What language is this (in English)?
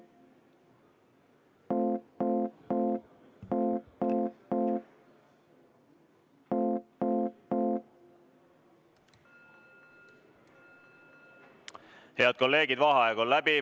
Estonian